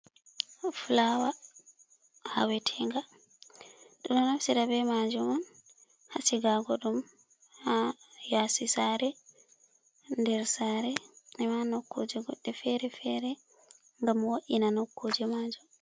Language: Fula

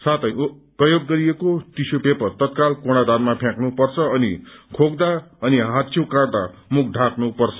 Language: Nepali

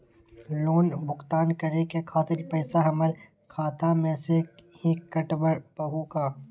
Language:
Magahi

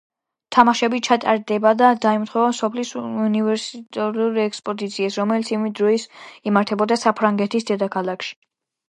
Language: Georgian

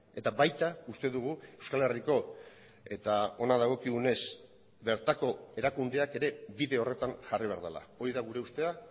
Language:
Basque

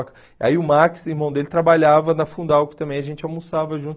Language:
Portuguese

